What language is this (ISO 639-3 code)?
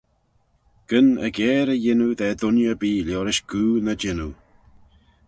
glv